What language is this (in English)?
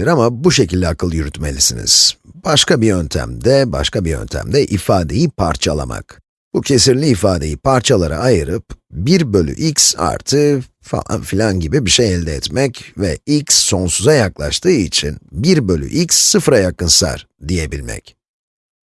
Turkish